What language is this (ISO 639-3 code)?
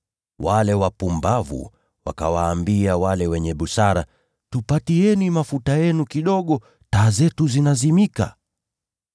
swa